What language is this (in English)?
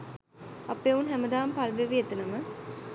Sinhala